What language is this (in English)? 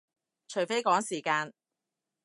Cantonese